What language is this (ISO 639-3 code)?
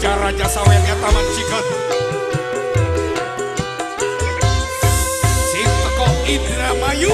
ind